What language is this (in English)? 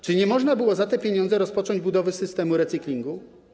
Polish